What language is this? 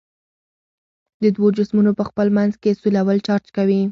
Pashto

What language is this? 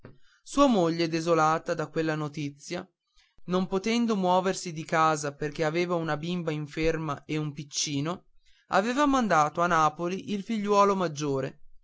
Italian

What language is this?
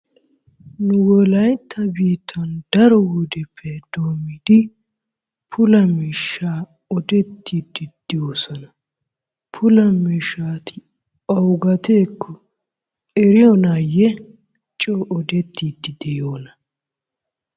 Wolaytta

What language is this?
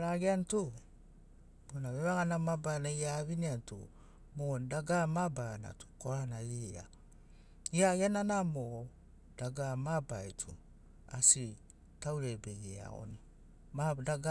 Sinaugoro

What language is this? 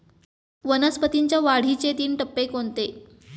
Marathi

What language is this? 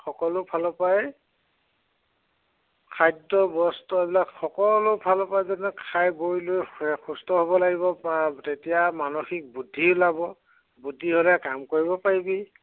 Assamese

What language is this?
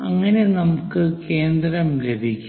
Malayalam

